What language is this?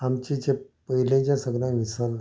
Konkani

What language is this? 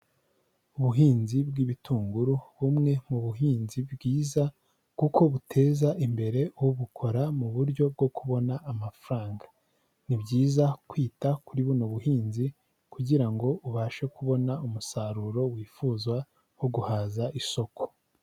Kinyarwanda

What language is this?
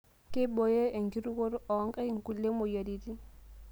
Masai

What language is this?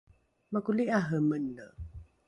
Rukai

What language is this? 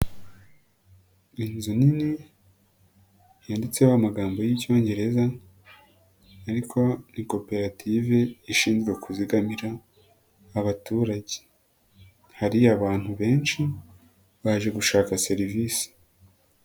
Kinyarwanda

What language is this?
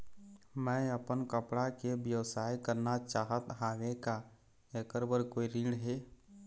Chhattisgarhi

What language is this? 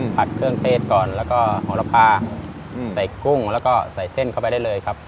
Thai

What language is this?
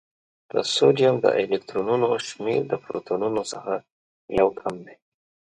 Pashto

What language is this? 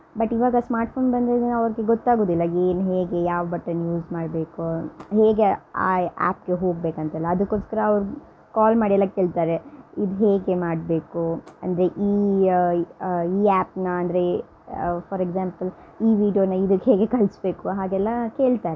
Kannada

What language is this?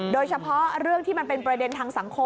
Thai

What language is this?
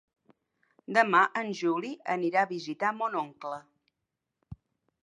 Catalan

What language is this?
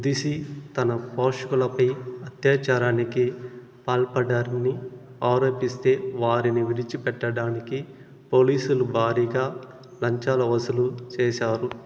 Telugu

